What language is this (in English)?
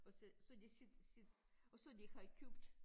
Danish